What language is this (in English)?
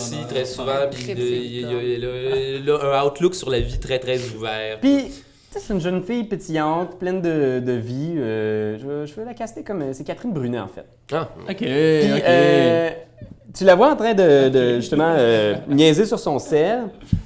French